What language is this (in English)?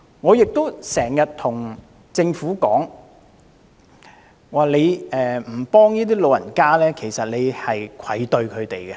Cantonese